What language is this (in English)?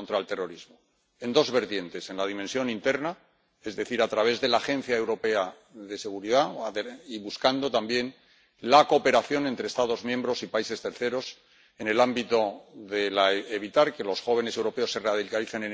Spanish